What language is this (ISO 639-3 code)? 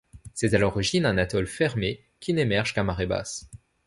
fra